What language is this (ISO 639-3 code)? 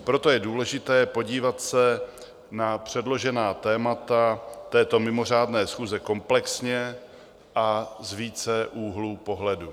ces